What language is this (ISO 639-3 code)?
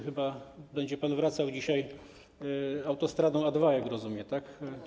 pol